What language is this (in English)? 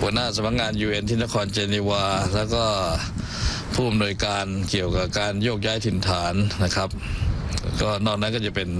Thai